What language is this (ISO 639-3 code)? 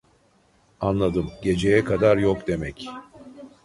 tur